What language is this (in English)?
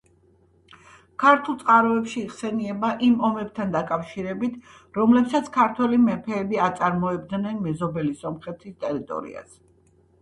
Georgian